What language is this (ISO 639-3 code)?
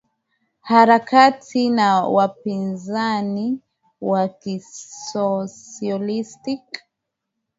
swa